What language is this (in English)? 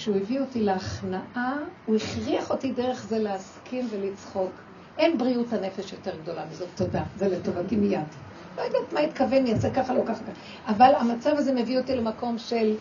Hebrew